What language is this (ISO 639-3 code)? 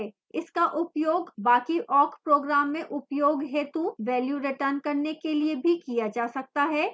hin